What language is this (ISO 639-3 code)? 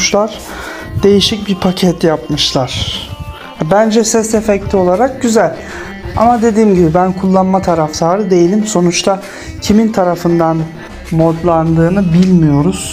tur